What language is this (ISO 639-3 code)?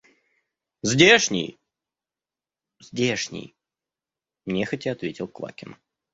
rus